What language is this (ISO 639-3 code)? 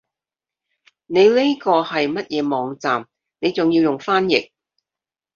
yue